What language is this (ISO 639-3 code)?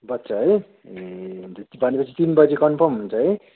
nep